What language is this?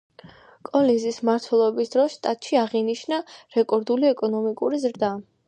Georgian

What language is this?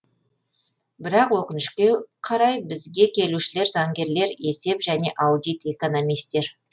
Kazakh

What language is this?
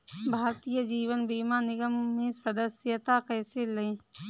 Hindi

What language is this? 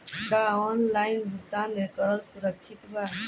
Bhojpuri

